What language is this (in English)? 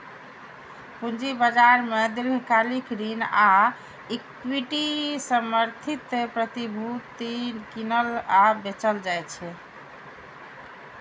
Maithili